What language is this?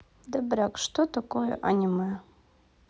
Russian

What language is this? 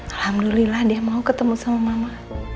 Indonesian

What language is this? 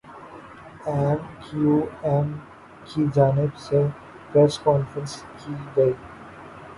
Urdu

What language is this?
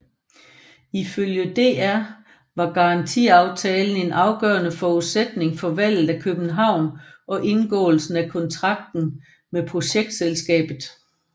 Danish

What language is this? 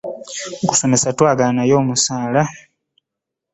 Ganda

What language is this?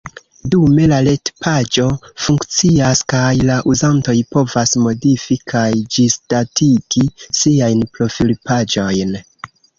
Esperanto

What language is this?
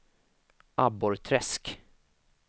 Swedish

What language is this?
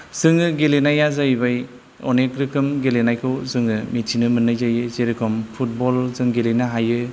Bodo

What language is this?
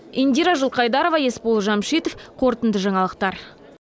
Kazakh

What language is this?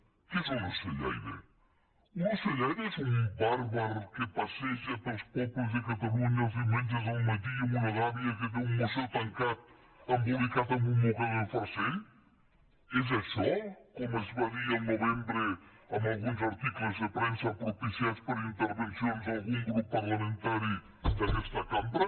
Catalan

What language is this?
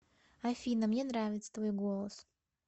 Russian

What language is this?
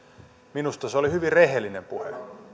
Finnish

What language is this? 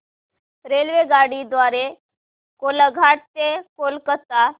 Marathi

